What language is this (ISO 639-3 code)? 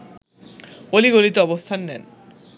ben